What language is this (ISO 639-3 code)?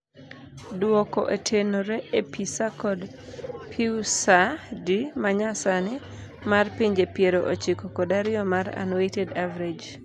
luo